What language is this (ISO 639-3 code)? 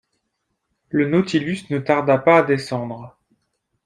fra